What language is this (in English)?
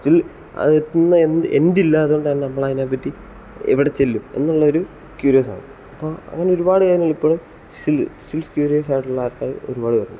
Malayalam